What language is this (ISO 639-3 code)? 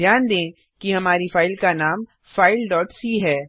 hin